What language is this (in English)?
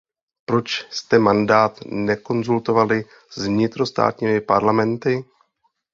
Czech